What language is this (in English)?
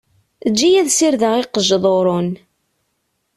Kabyle